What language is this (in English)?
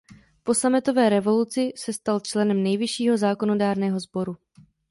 Czech